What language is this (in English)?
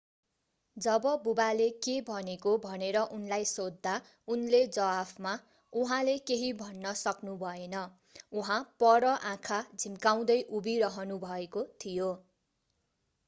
Nepali